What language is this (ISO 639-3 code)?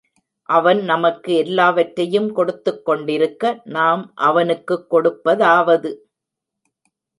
tam